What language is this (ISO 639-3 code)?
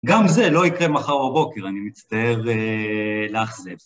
heb